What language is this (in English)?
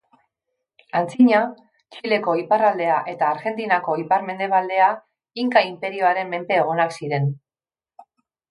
Basque